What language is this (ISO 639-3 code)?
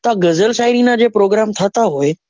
guj